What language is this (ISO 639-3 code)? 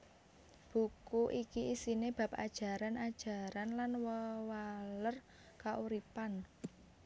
jav